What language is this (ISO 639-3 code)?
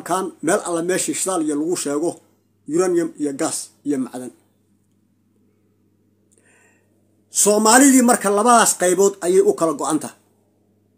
ara